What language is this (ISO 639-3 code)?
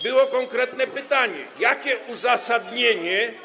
pol